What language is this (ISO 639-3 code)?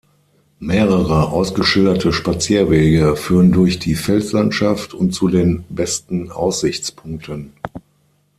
deu